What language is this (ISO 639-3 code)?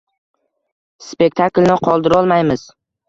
uzb